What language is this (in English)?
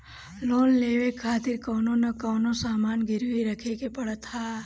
Bhojpuri